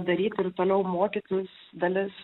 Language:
Lithuanian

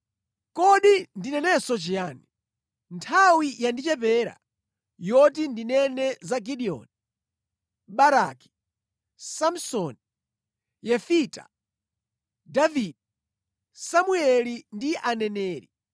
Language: Nyanja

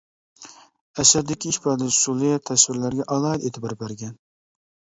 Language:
Uyghur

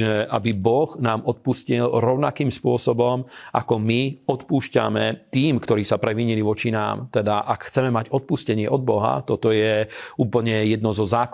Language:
Slovak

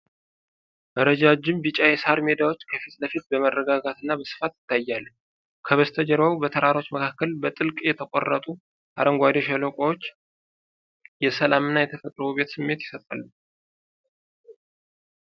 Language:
Amharic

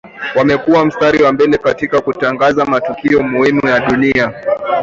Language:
Swahili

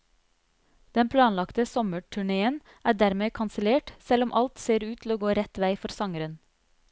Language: Norwegian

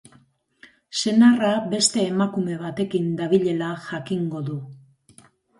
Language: Basque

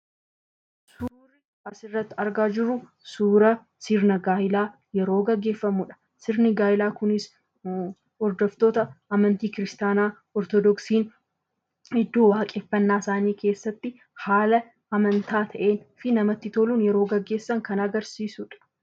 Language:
Oromo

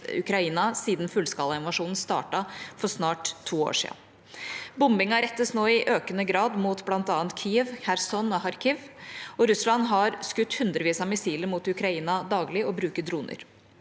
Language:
Norwegian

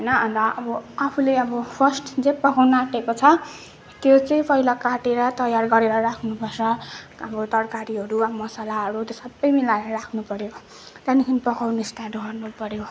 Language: Nepali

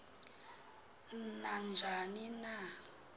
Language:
Xhosa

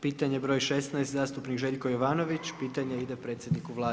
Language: Croatian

